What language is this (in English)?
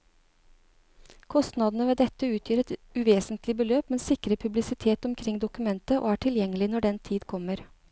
Norwegian